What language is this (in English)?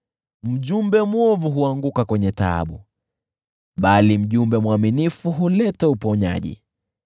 Swahili